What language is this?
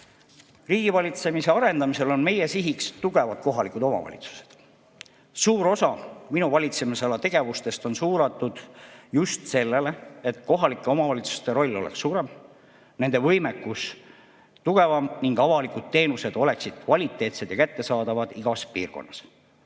Estonian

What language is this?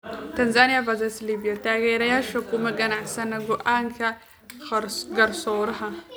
Somali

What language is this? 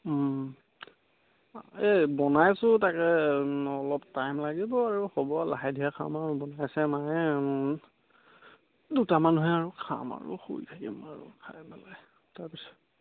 Assamese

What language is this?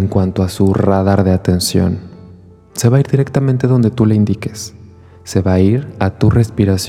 Spanish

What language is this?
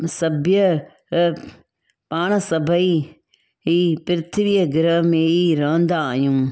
Sindhi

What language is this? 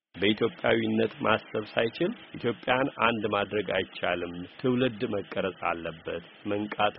Amharic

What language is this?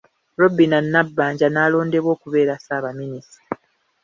Ganda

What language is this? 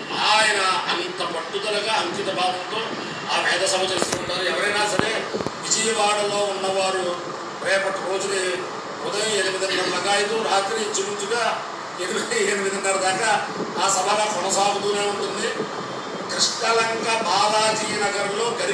Telugu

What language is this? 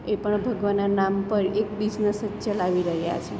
Gujarati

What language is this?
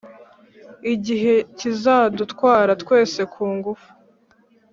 Kinyarwanda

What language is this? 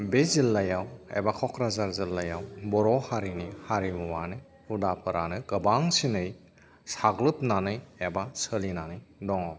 Bodo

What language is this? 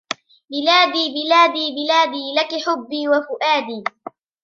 Arabic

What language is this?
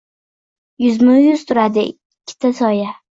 Uzbek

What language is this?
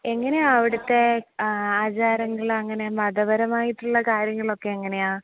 Malayalam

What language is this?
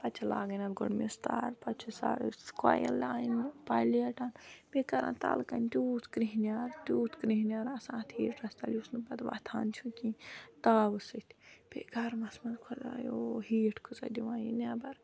Kashmiri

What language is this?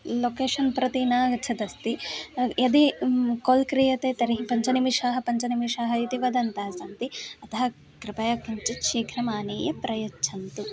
Sanskrit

